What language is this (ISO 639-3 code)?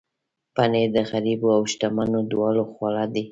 pus